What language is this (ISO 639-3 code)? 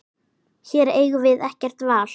isl